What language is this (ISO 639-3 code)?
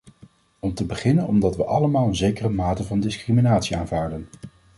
nld